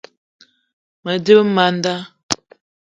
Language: Eton (Cameroon)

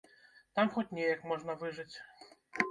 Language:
Belarusian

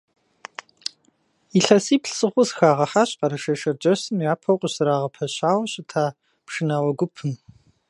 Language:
Kabardian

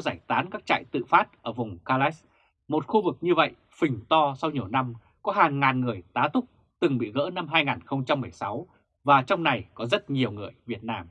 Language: Vietnamese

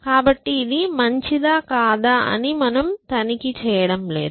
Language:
Telugu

